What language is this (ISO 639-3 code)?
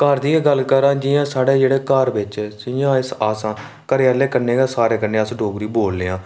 doi